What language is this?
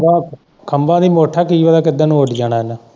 Punjabi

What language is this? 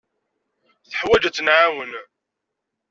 Kabyle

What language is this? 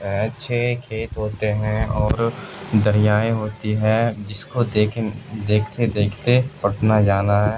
Urdu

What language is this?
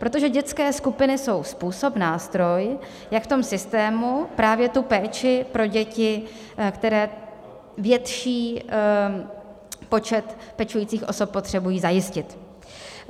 Czech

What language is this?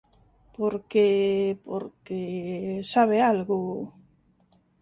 Galician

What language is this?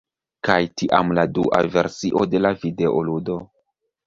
Esperanto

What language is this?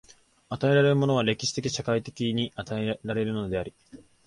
Japanese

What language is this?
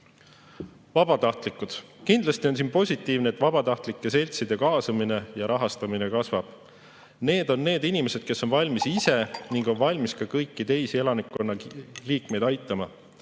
Estonian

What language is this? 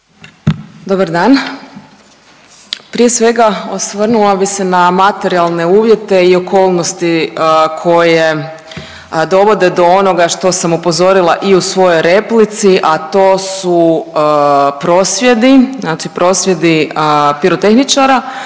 Croatian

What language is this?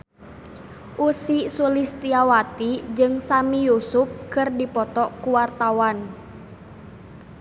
Sundanese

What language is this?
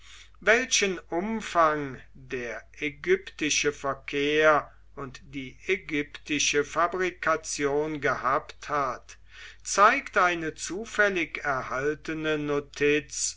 German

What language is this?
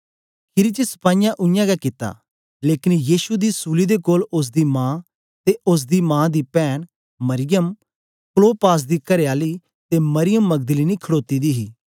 Dogri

